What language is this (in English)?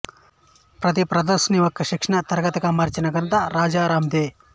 Telugu